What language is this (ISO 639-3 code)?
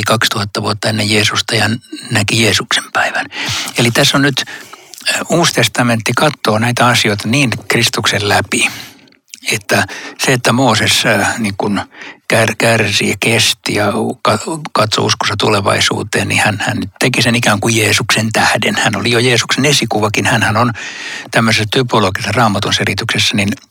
fin